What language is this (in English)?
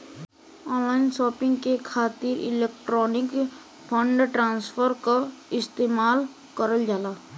Bhojpuri